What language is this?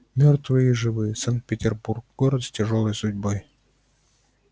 Russian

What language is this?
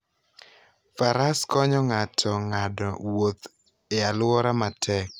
Luo (Kenya and Tanzania)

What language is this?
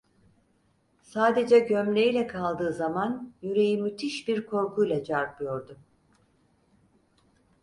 Turkish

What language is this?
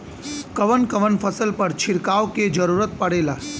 Bhojpuri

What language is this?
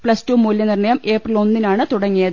Malayalam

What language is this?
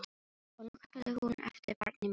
Icelandic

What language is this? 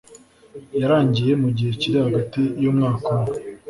Kinyarwanda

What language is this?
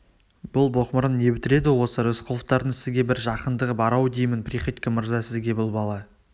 Kazakh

